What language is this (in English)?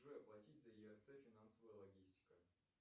Russian